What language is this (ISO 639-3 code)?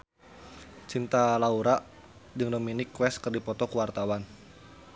sun